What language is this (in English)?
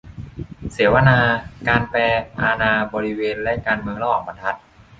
Thai